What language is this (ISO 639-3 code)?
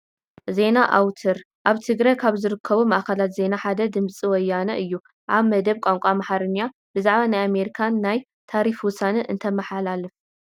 tir